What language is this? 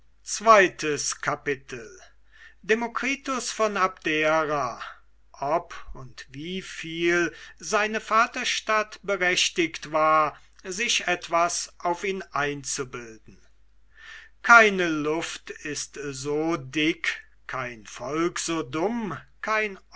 German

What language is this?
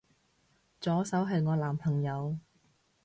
Cantonese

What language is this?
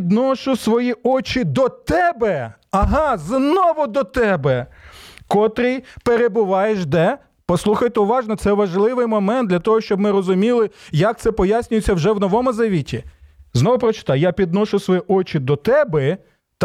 Ukrainian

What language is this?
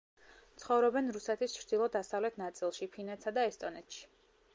Georgian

